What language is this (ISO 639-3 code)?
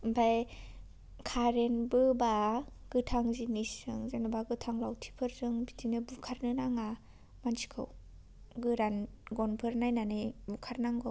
brx